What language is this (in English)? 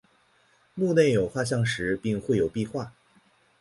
Chinese